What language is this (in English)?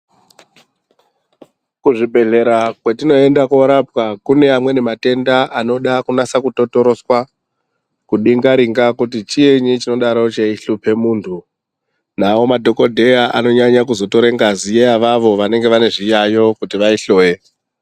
Ndau